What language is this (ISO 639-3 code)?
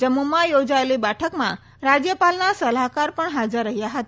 guj